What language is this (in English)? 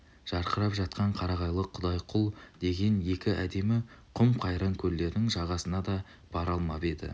Kazakh